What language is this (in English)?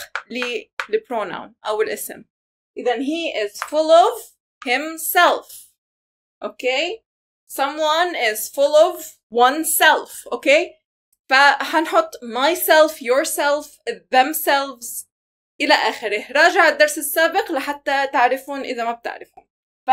Arabic